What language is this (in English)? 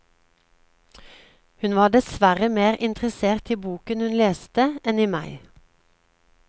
Norwegian